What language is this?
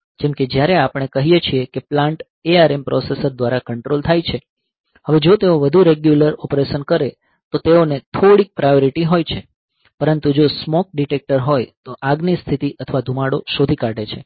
Gujarati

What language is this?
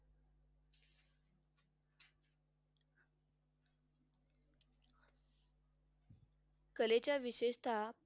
Marathi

